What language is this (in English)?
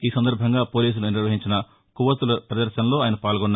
Telugu